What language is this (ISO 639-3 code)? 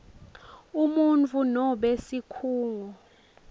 ssw